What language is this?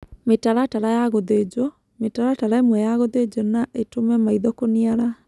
Kikuyu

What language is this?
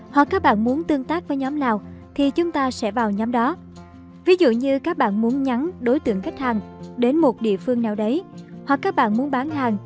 Vietnamese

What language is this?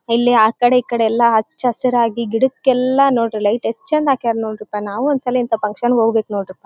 Kannada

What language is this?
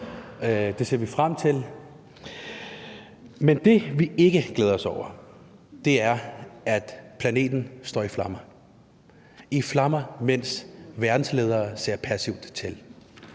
Danish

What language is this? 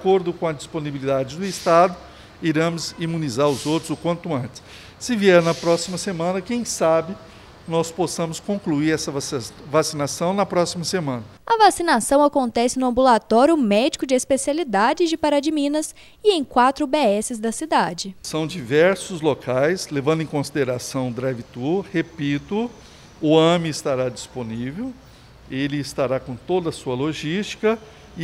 Portuguese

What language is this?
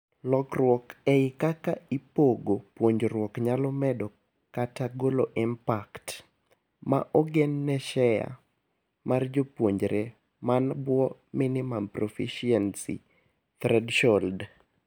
Luo (Kenya and Tanzania)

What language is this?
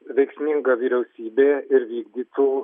Lithuanian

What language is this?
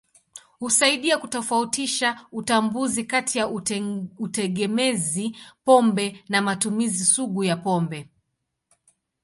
Swahili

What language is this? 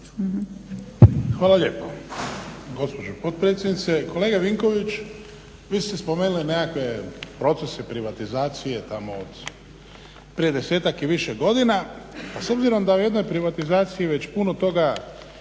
Croatian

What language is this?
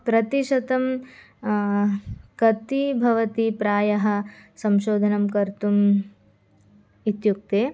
Sanskrit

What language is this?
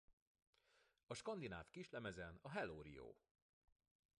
Hungarian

